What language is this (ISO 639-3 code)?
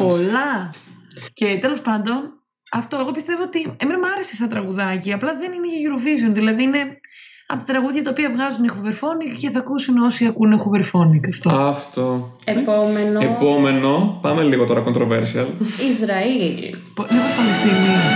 ell